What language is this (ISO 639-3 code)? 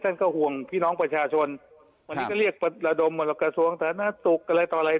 tha